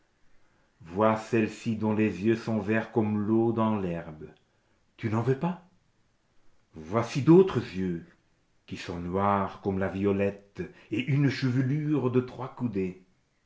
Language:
French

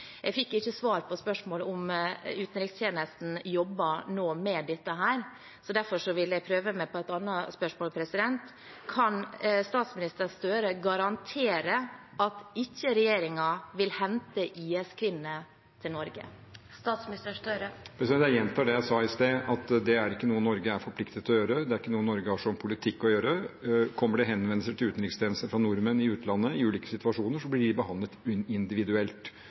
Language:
Norwegian Bokmål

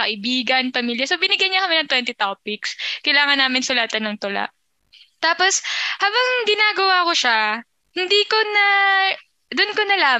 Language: Filipino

